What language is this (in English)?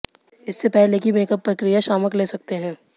Hindi